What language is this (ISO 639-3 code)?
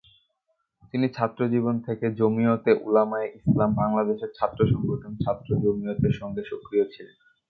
ben